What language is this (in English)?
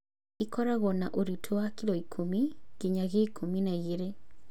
Kikuyu